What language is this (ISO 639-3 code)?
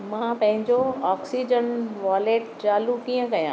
snd